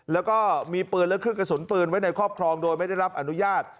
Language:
Thai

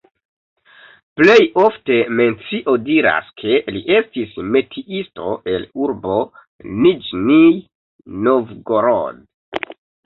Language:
Esperanto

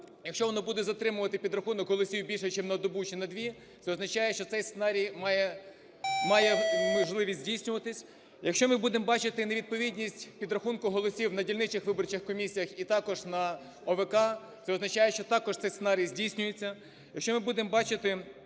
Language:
Ukrainian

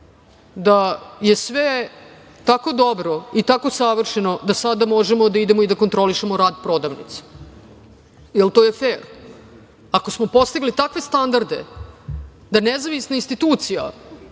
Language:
Serbian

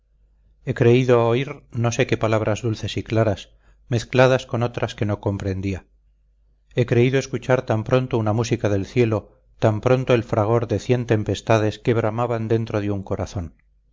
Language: Spanish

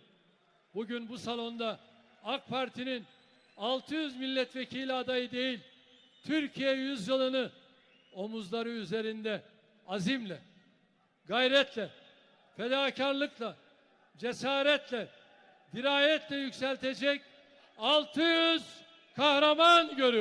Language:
Turkish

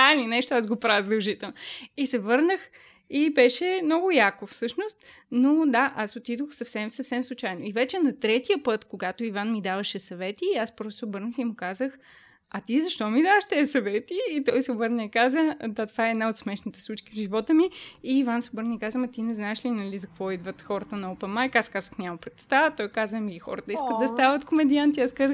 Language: Bulgarian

